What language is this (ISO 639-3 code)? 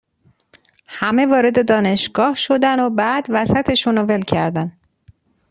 fas